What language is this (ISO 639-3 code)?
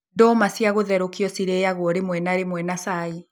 kik